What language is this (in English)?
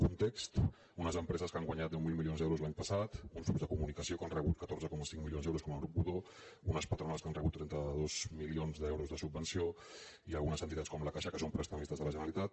Catalan